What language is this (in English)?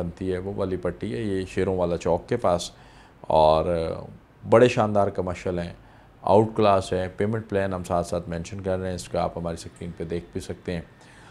Hindi